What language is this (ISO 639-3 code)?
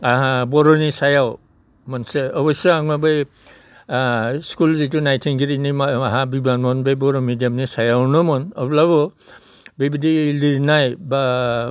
brx